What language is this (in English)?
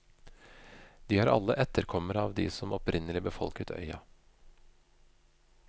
Norwegian